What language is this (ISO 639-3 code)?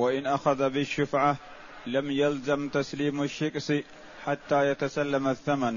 ara